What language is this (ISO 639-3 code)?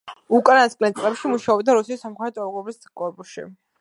kat